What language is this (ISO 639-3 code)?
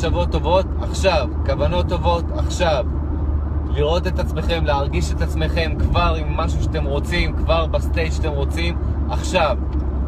heb